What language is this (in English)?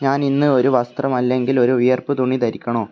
Malayalam